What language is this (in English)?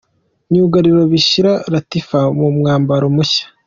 Kinyarwanda